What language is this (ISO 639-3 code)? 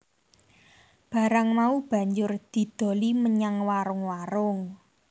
jav